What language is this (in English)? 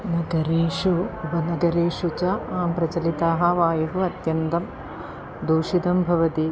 Sanskrit